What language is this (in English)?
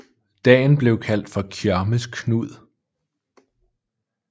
Danish